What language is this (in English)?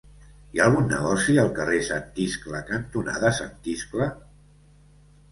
Catalan